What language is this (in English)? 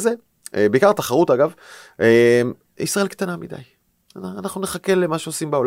Hebrew